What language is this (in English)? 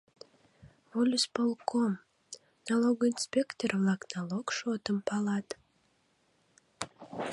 Mari